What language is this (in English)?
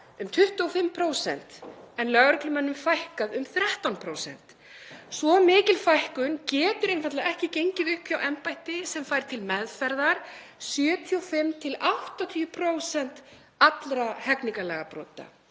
Icelandic